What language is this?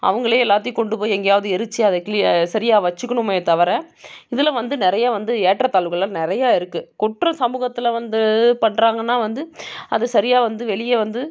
Tamil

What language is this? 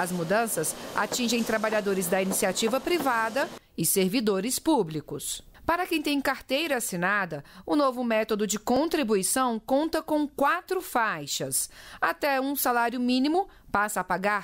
Portuguese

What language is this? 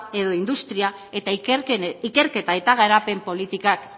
Basque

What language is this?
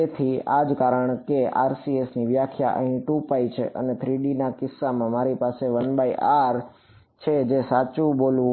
Gujarati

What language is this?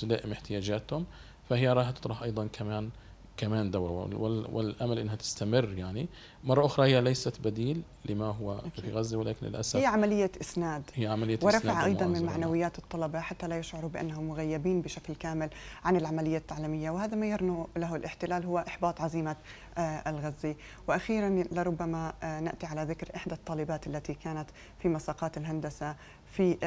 Arabic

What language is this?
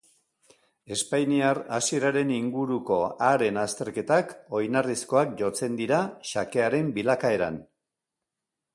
Basque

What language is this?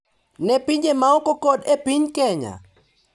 Luo (Kenya and Tanzania)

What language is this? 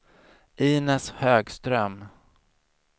Swedish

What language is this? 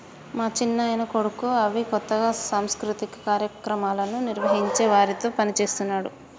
Telugu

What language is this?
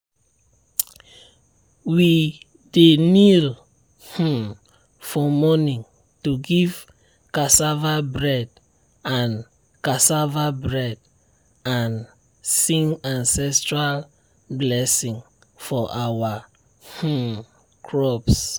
Nigerian Pidgin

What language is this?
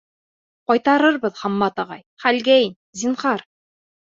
Bashkir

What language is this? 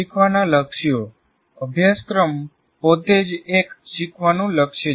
Gujarati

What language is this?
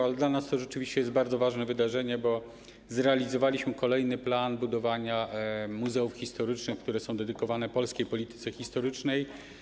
Polish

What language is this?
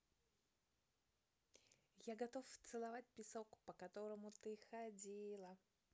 Russian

